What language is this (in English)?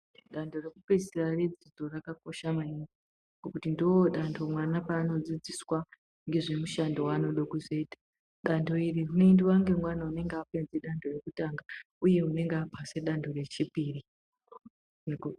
Ndau